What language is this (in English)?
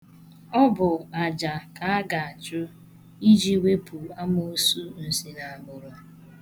Igbo